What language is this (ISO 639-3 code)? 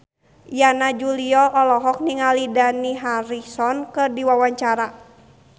sun